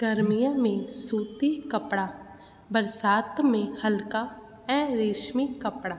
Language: Sindhi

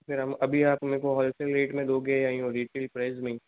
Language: Hindi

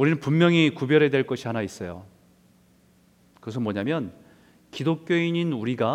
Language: Korean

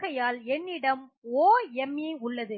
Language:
Tamil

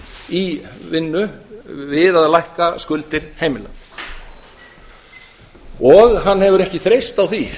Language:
Icelandic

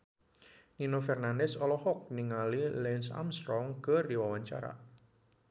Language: Sundanese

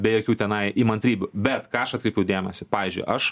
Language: Lithuanian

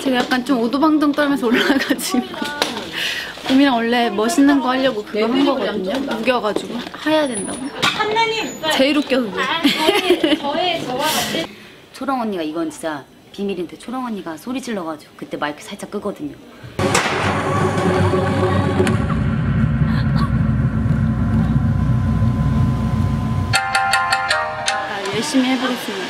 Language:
Korean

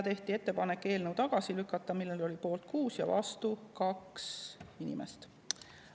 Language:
Estonian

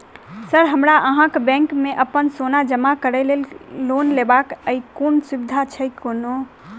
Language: Maithili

